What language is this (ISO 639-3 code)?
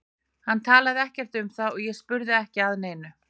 isl